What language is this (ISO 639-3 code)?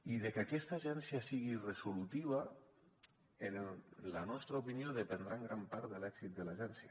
cat